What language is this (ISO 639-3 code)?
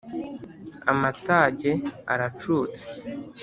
kin